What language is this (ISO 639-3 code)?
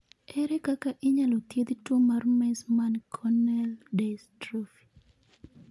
luo